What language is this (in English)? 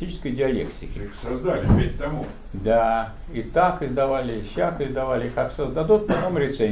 Russian